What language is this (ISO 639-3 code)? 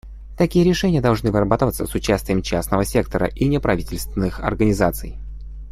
rus